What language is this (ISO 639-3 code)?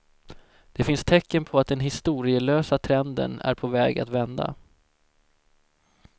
swe